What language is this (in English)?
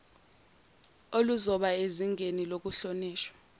Zulu